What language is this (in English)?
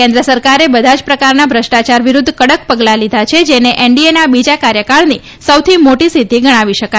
Gujarati